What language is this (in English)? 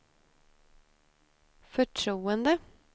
Swedish